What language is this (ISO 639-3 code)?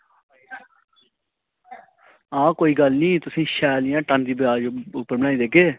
doi